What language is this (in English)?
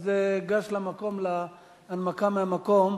Hebrew